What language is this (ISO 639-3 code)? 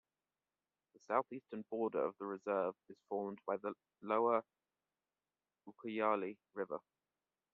eng